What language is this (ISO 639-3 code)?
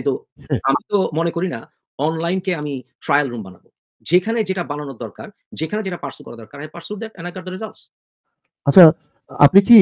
ben